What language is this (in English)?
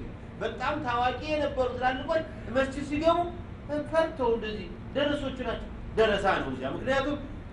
Arabic